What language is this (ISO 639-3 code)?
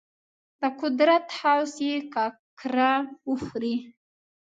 pus